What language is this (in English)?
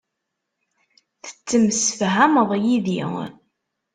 Kabyle